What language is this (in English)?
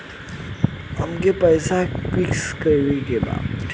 Bhojpuri